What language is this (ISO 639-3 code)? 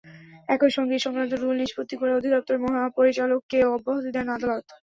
ben